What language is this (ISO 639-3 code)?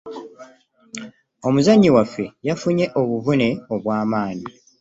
lug